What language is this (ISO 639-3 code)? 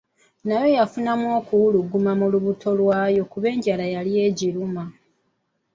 lug